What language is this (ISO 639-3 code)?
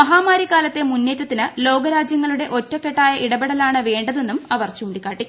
mal